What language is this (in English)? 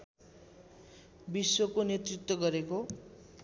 Nepali